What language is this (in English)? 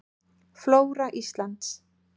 Icelandic